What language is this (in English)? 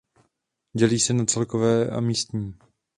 Czech